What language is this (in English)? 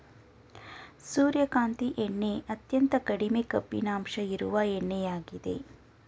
Kannada